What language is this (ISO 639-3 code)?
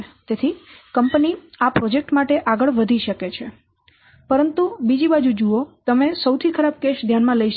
guj